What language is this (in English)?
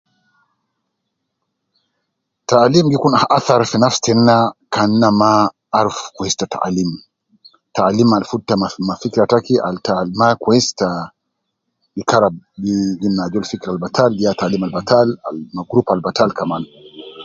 Nubi